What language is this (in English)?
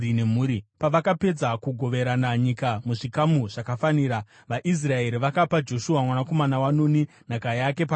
Shona